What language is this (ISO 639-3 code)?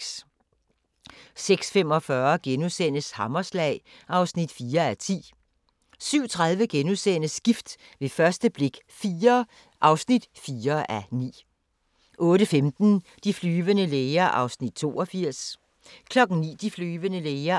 dan